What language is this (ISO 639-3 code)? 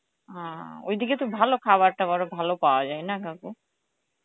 ben